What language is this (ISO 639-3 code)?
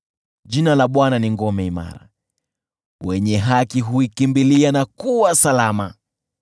swa